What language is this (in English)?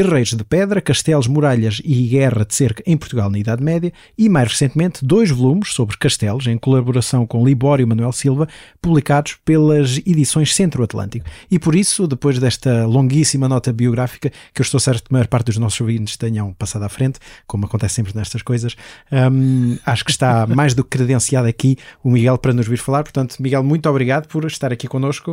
Portuguese